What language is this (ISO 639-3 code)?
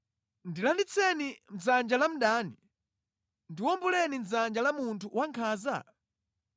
nya